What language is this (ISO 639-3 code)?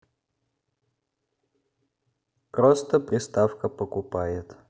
rus